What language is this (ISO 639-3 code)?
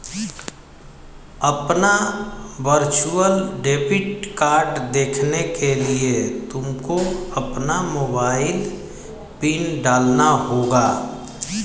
hin